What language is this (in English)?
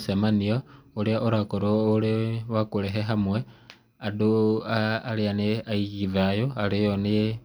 Kikuyu